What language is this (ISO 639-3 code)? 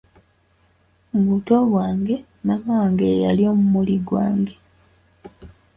lug